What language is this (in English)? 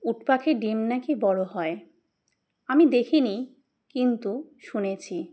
Bangla